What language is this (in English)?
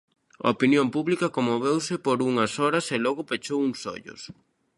Galician